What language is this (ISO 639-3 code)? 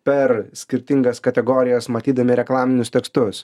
lit